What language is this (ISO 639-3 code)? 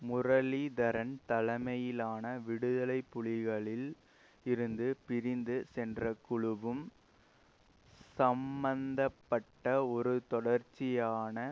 tam